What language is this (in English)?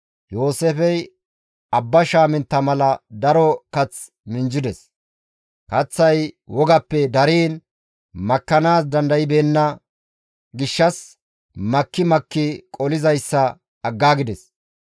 Gamo